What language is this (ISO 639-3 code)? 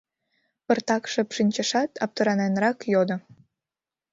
chm